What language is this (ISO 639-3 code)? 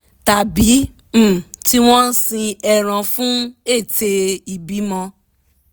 yor